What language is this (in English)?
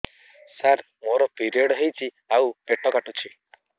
Odia